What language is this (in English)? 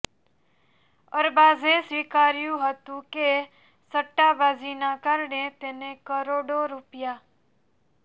Gujarati